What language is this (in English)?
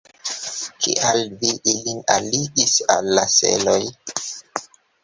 Esperanto